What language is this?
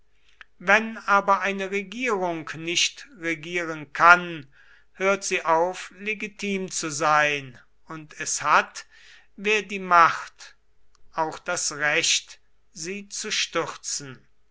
German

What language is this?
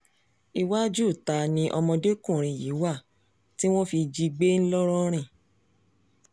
Yoruba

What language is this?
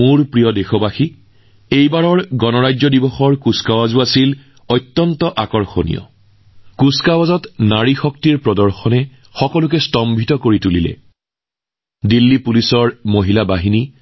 Assamese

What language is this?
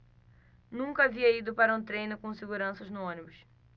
Portuguese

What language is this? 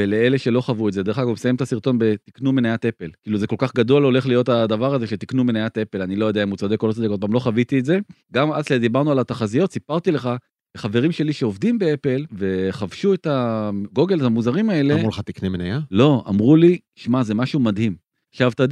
Hebrew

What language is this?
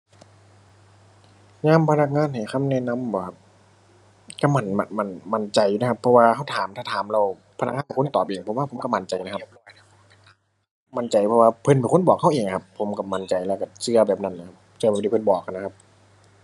Thai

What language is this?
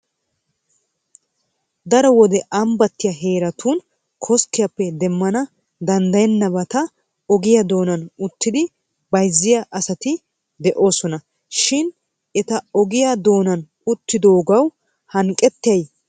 Wolaytta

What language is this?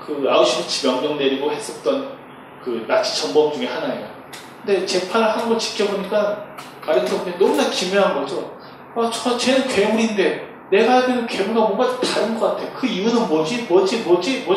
Korean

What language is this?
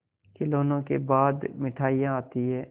Hindi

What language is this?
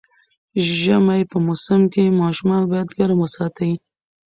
Pashto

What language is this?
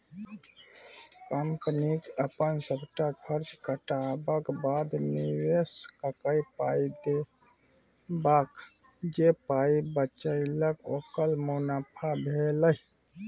Maithili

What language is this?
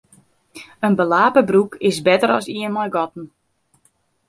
Western Frisian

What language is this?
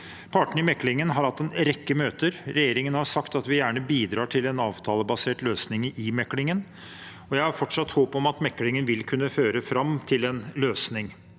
Norwegian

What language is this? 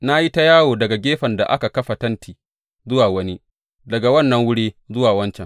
Hausa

